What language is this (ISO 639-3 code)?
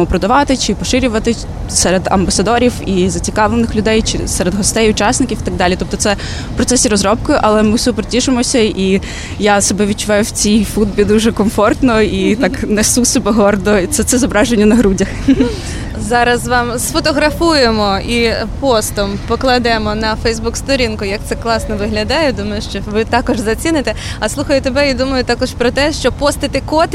ukr